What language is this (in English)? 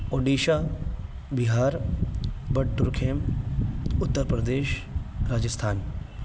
Urdu